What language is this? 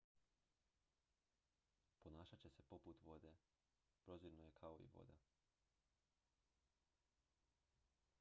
Croatian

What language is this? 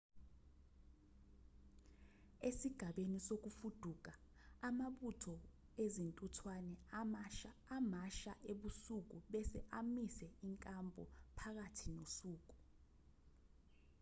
Zulu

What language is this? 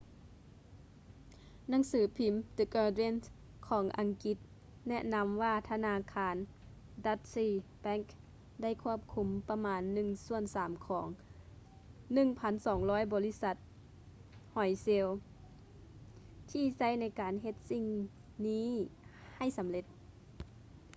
Lao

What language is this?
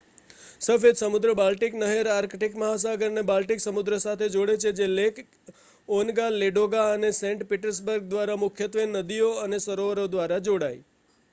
Gujarati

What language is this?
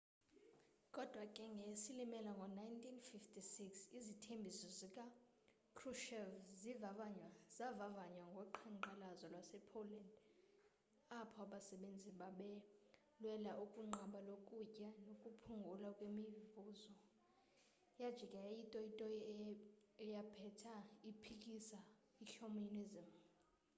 Xhosa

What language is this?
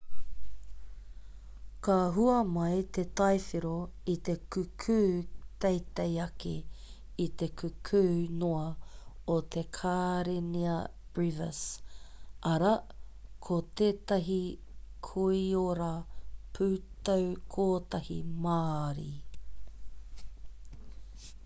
Māori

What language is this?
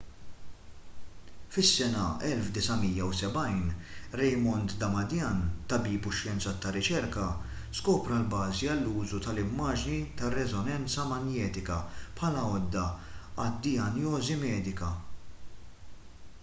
Maltese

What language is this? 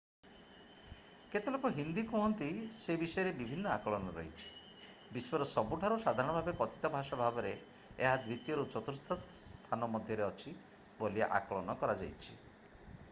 Odia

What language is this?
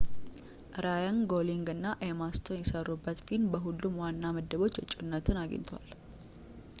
Amharic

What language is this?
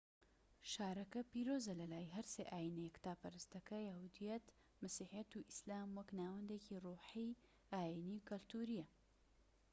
Central Kurdish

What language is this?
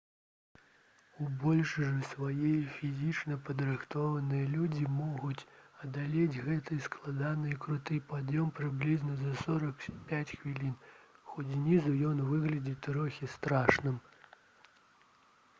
Belarusian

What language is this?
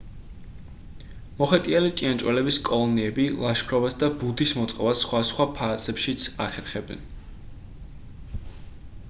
Georgian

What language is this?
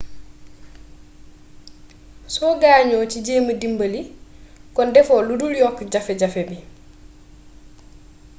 Wolof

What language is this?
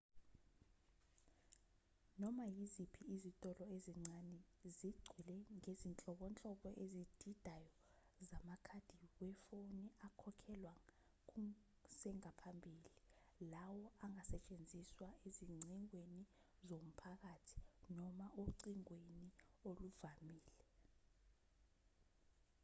Zulu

